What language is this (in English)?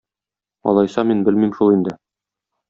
Tatar